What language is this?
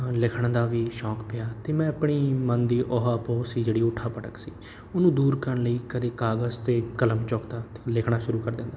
Punjabi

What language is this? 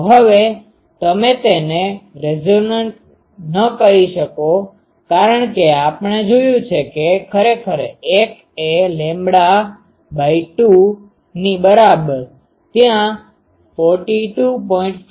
Gujarati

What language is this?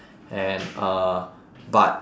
English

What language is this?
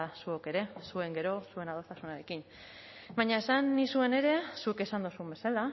Basque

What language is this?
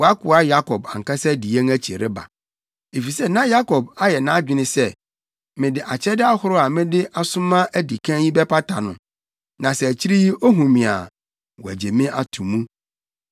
Akan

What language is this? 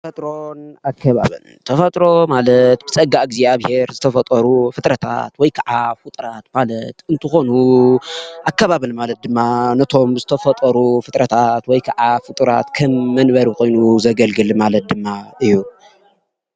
Tigrinya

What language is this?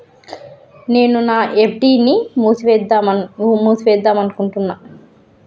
Telugu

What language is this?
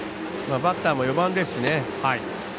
Japanese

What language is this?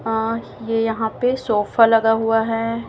Hindi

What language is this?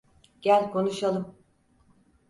Turkish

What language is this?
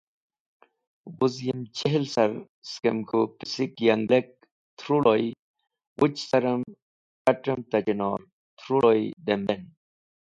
Wakhi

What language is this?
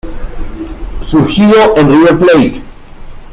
Spanish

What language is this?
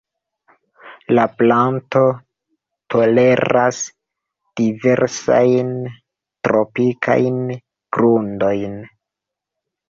Esperanto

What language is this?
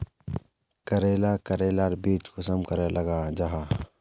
Magahi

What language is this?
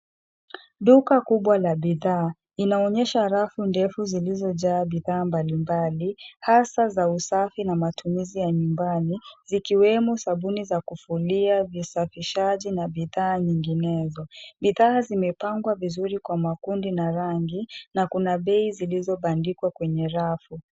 Swahili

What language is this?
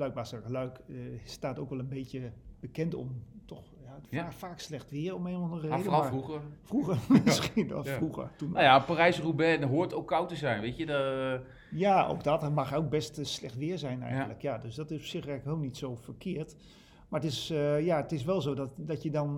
Dutch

